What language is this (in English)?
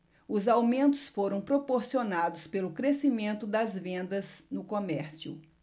Portuguese